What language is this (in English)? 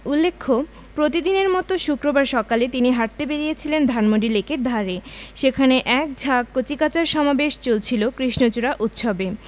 Bangla